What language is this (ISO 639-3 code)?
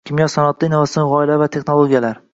uzb